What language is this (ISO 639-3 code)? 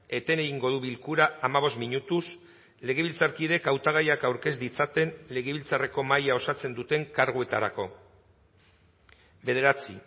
eus